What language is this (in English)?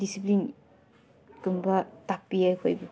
Manipuri